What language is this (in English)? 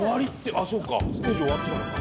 Japanese